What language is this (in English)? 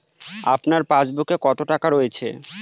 Bangla